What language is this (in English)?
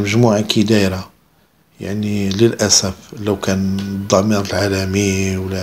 Arabic